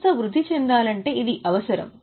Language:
Telugu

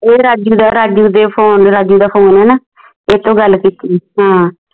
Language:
Punjabi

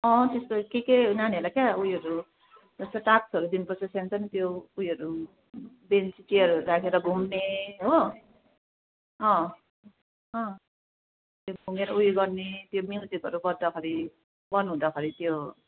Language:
Nepali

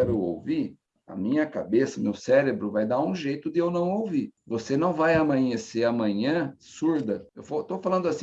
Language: Portuguese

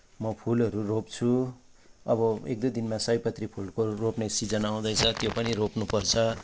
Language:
Nepali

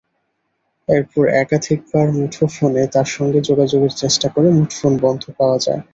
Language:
Bangla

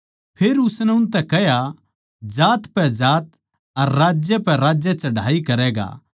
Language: Haryanvi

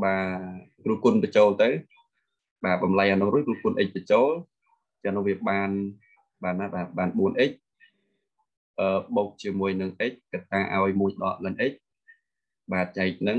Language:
Vietnamese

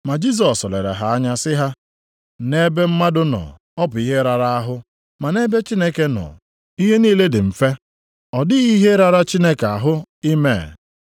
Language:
Igbo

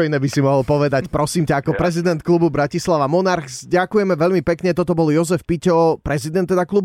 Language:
Slovak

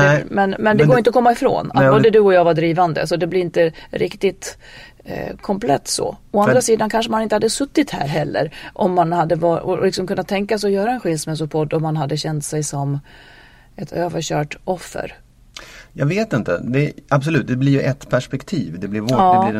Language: Swedish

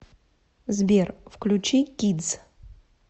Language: Russian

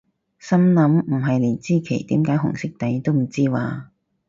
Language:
Cantonese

